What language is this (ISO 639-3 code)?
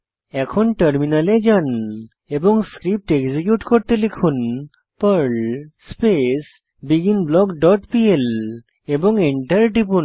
ben